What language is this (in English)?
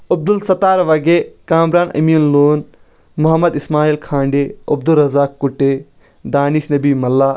Kashmiri